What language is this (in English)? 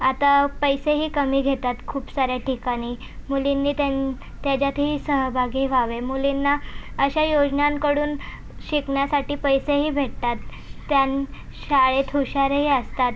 Marathi